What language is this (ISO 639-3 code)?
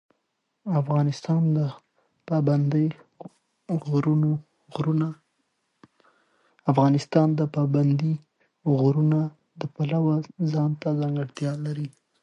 pus